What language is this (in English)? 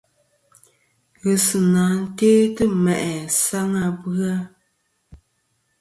Kom